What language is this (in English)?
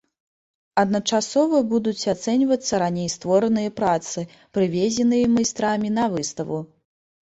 Belarusian